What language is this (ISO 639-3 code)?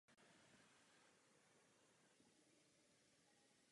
ces